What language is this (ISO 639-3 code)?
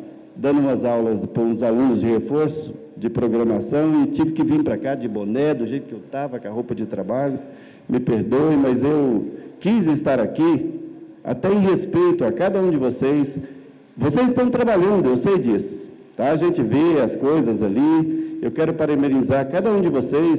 por